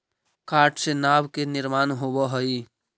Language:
Magahi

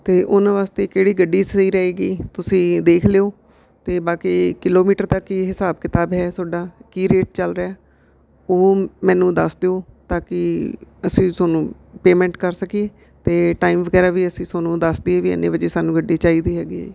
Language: Punjabi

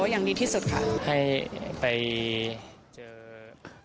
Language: Thai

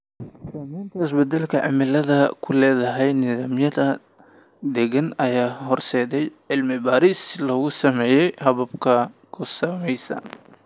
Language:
Somali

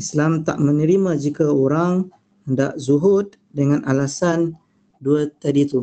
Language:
Malay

